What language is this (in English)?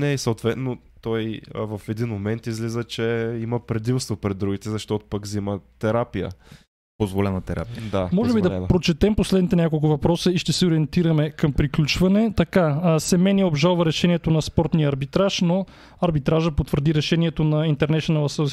Bulgarian